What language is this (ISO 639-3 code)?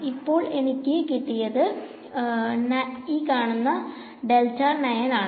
mal